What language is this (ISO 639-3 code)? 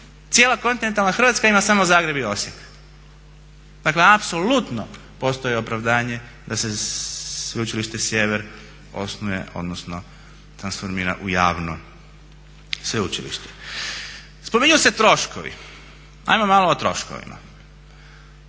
hrv